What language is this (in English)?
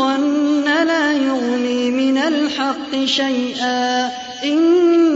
Arabic